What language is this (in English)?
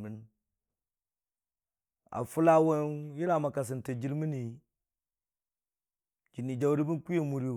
Dijim-Bwilim